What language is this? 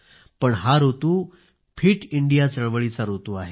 Marathi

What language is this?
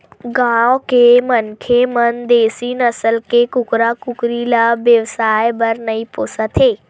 Chhattisgarhi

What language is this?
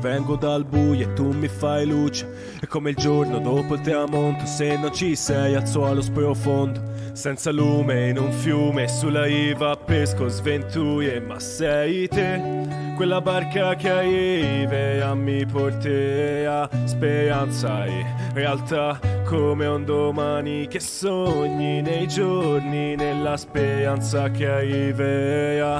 Italian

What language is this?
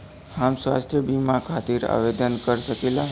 Bhojpuri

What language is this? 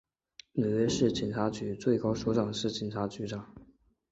Chinese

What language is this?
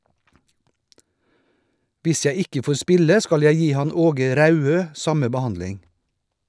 Norwegian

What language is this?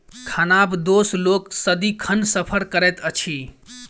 Maithili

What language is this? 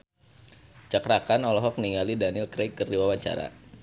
Sundanese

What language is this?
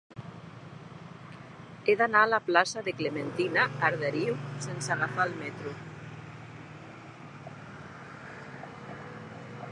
Catalan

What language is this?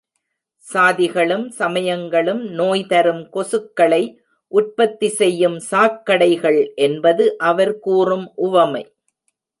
Tamil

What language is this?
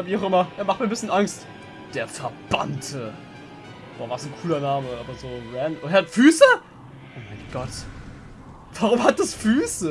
German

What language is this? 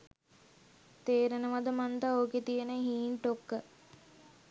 Sinhala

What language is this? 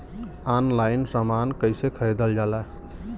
Bhojpuri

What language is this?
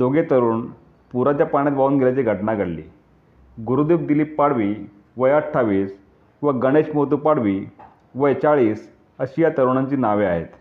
Marathi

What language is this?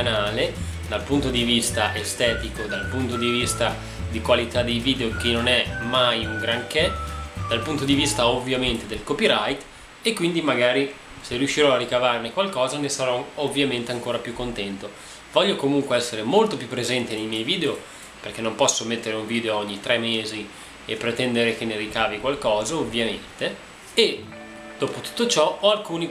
Italian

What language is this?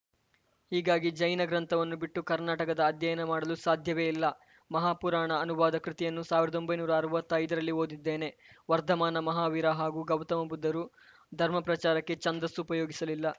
Kannada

